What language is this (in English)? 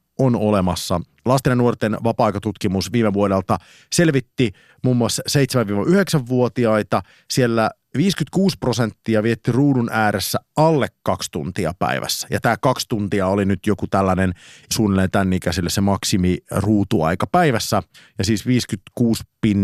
Finnish